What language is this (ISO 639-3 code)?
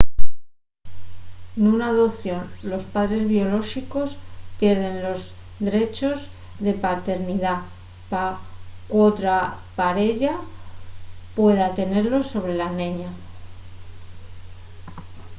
ast